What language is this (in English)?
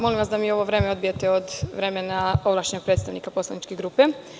Serbian